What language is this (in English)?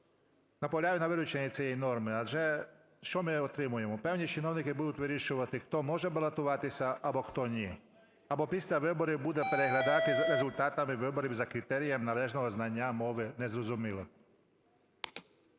Ukrainian